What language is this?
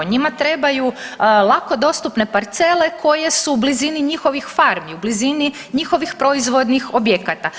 Croatian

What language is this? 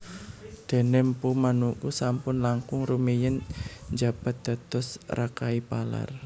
Javanese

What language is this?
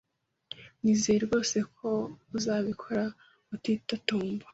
Kinyarwanda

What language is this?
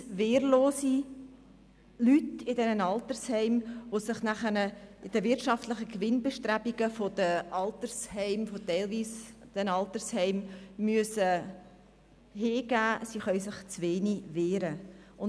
Swiss German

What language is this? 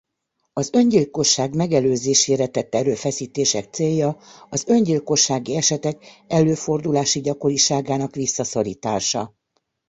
Hungarian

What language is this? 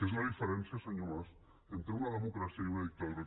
Catalan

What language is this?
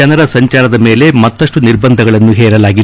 Kannada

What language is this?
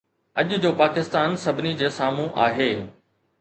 Sindhi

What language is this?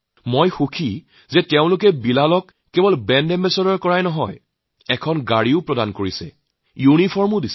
Assamese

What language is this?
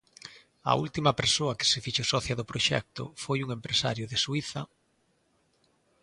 Galician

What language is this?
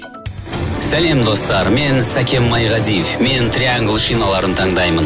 Kazakh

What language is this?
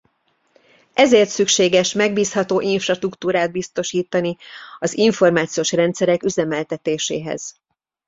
Hungarian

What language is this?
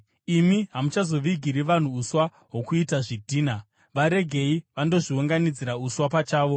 Shona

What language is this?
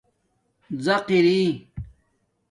Domaaki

